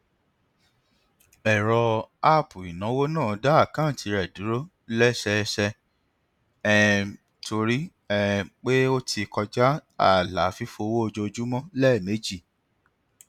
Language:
Yoruba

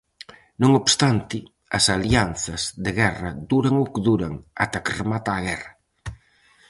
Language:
Galician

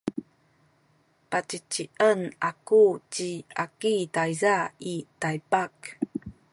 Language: Sakizaya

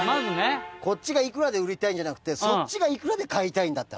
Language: Japanese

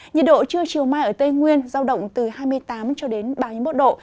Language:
Vietnamese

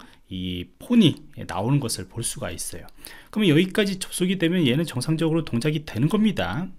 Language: Korean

